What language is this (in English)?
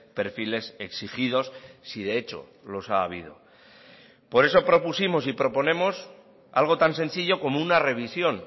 Spanish